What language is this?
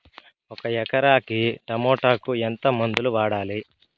Telugu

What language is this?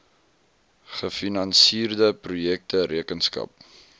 Afrikaans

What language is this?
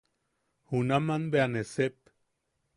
Yaqui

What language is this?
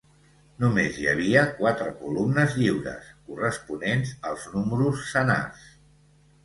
Catalan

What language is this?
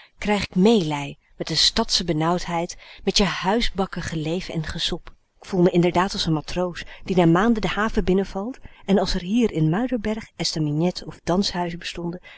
Dutch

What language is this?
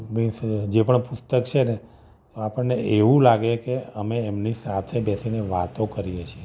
Gujarati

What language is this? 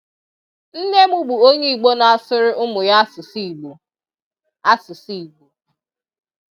Igbo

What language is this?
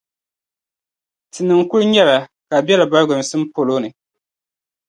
Dagbani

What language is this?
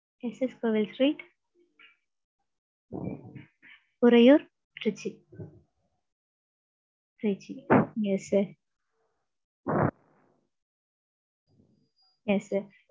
Tamil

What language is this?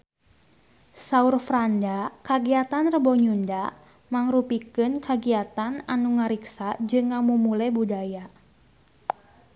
Sundanese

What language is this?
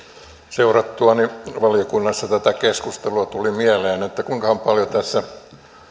Finnish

